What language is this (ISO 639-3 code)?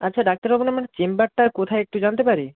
ben